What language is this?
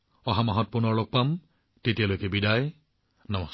Assamese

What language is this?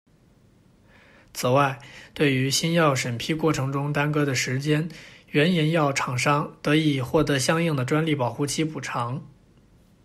Chinese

